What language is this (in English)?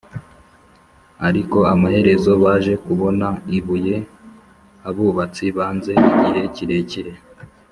Kinyarwanda